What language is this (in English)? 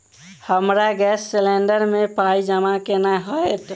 Maithili